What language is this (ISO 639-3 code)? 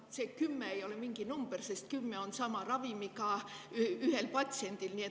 est